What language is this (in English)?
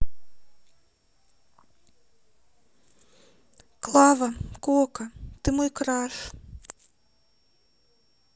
Russian